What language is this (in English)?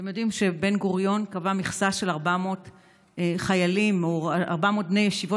Hebrew